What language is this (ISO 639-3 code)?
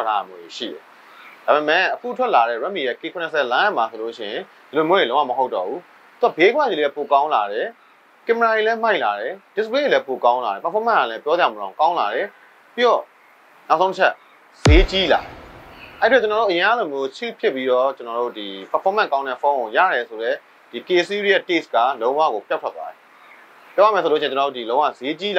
tha